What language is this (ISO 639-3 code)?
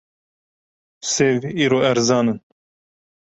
kur